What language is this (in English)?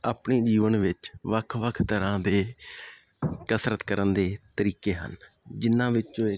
Punjabi